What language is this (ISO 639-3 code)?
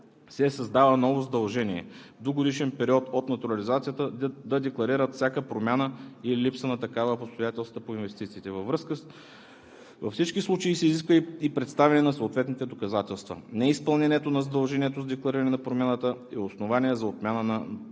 bul